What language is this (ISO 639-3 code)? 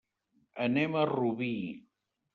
cat